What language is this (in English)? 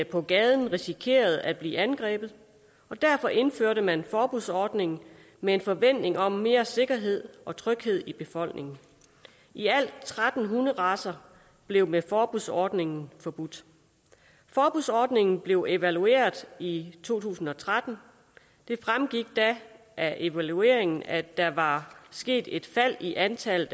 Danish